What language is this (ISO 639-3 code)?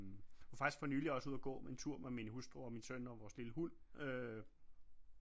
dan